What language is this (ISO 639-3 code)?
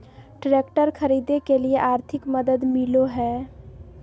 mag